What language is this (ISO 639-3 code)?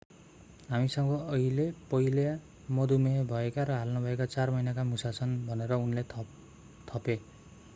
nep